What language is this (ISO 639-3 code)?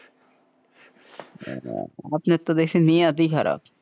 ben